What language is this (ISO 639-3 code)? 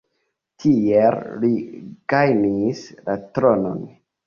epo